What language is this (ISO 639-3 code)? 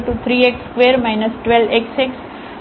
guj